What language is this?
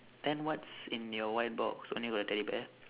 English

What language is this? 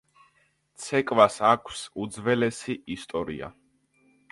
Georgian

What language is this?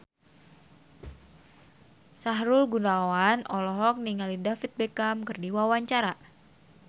Sundanese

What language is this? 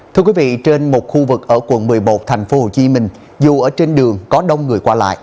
Vietnamese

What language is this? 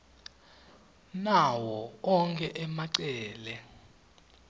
Swati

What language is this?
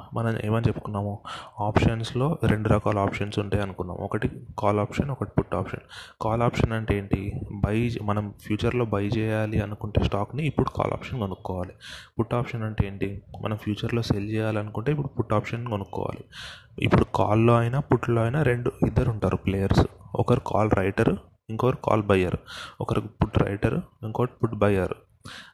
Telugu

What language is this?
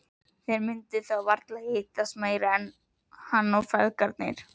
Icelandic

